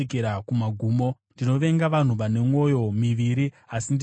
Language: Shona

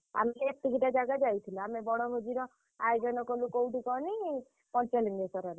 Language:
Odia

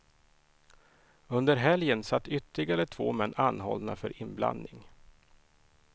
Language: Swedish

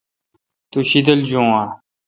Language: Kalkoti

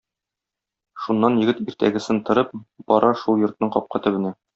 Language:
Tatar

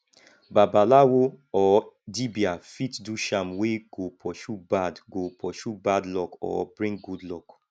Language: Nigerian Pidgin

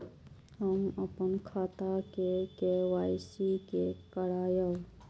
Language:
Maithili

